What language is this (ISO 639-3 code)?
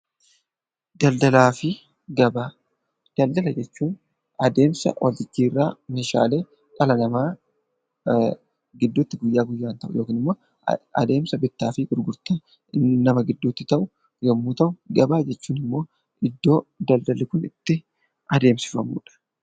orm